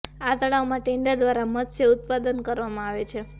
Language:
Gujarati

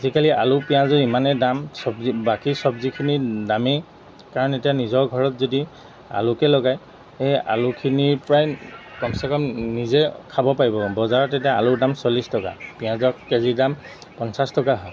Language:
Assamese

